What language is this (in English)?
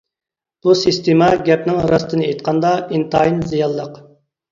Uyghur